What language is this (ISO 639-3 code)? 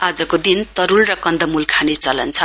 nep